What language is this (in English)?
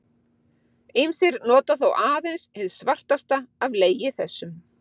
Icelandic